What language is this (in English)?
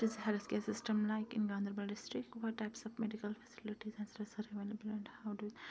Kashmiri